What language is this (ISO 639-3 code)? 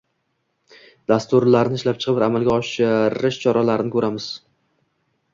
uzb